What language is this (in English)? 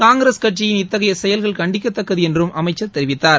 Tamil